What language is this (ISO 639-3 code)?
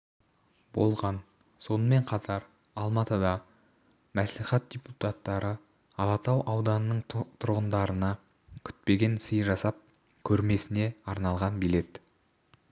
kaz